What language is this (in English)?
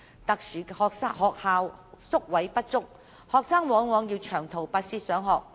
Cantonese